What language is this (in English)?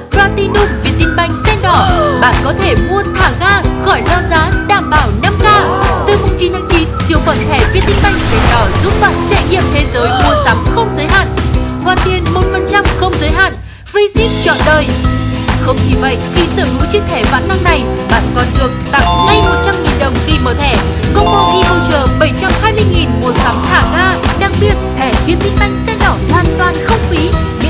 Vietnamese